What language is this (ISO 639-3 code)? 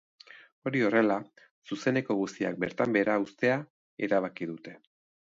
eus